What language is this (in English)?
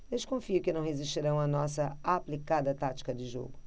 Portuguese